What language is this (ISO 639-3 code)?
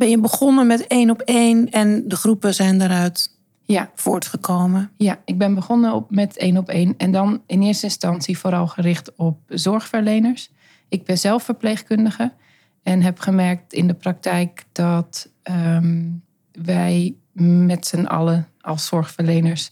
nld